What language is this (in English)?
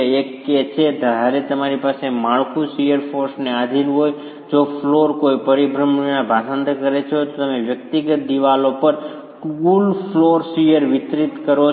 Gujarati